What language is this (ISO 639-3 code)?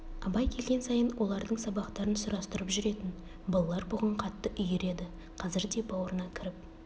kaz